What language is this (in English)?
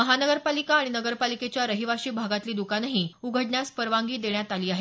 Marathi